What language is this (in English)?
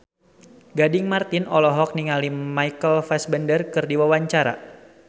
Sundanese